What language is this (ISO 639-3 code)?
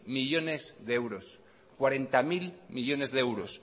spa